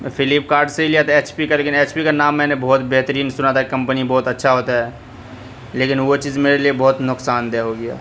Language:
Urdu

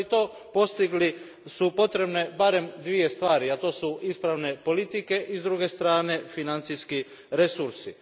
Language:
Croatian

